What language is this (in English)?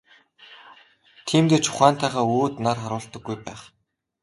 Mongolian